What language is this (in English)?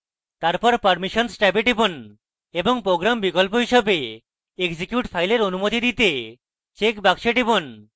Bangla